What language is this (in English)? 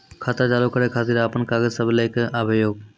Maithili